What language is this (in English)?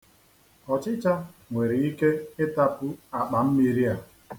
Igbo